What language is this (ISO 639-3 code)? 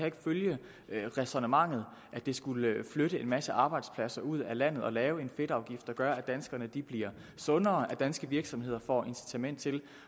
dan